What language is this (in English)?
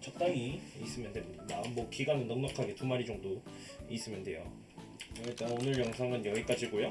Korean